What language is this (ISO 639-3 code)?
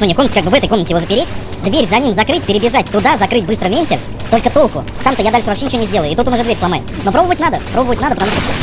rus